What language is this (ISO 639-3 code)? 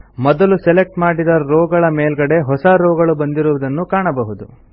kan